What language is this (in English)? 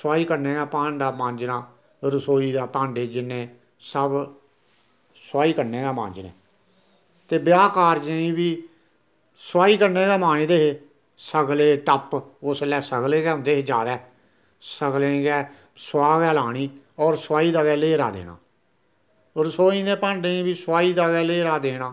Dogri